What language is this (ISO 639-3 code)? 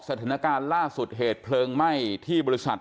tha